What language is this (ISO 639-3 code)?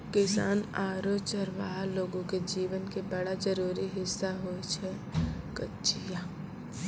mai